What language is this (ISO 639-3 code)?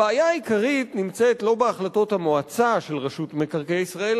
heb